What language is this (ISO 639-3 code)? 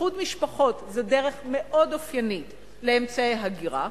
heb